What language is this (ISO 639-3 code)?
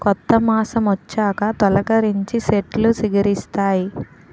tel